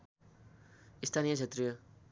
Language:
Nepali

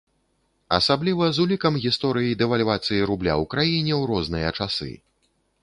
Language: Belarusian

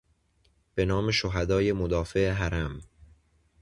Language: Persian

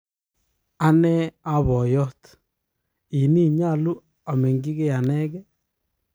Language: Kalenjin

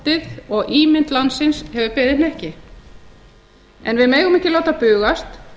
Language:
Icelandic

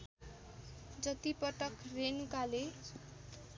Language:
Nepali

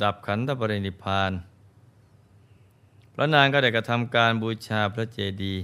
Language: Thai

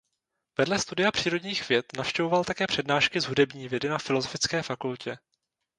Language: Czech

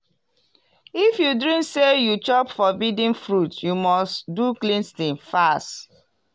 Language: Nigerian Pidgin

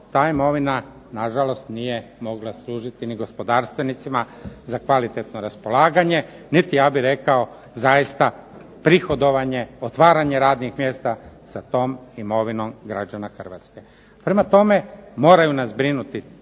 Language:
Croatian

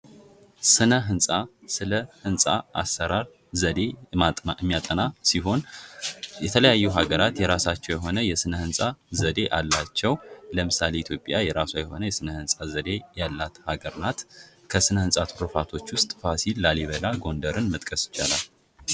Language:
Amharic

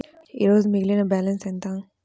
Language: Telugu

